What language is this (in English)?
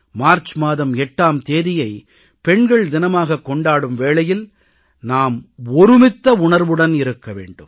Tamil